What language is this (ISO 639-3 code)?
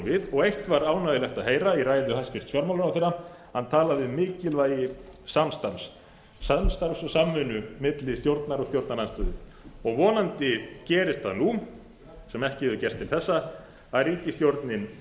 isl